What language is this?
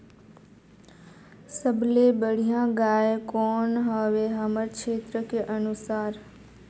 Chhattisgarhi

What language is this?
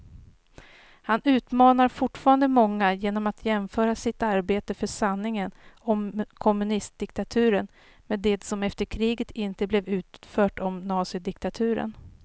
Swedish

